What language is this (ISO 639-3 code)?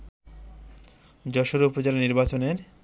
ben